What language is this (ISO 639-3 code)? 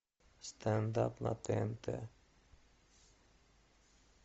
rus